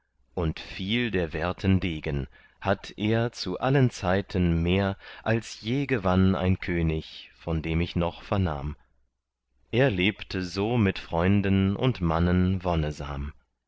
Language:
German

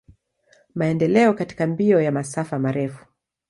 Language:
Swahili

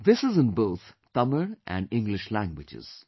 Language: English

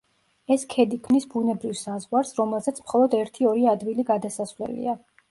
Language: Georgian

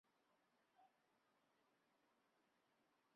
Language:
Chinese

